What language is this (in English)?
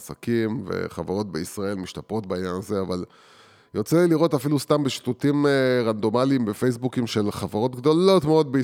Hebrew